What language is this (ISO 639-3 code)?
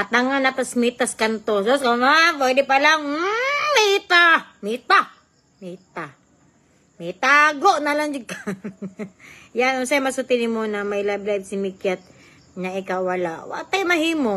fil